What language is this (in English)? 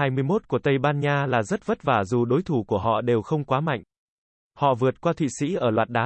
Vietnamese